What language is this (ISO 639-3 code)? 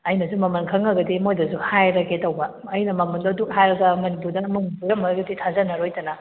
mni